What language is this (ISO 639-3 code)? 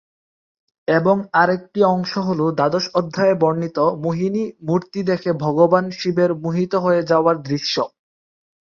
ben